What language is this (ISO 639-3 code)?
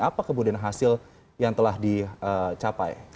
ind